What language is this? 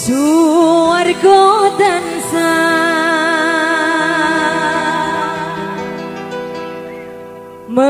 Indonesian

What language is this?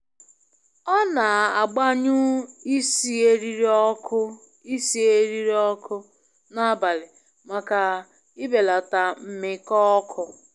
Igbo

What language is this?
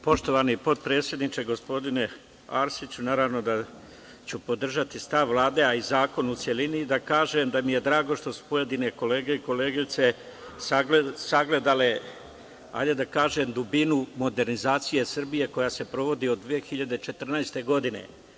Serbian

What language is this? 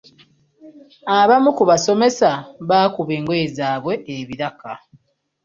Ganda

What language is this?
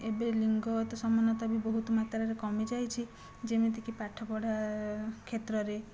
Odia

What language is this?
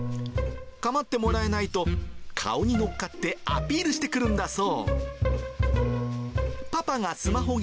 Japanese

